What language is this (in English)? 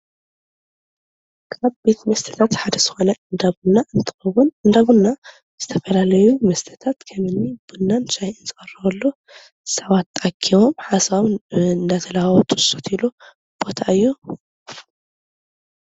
Tigrinya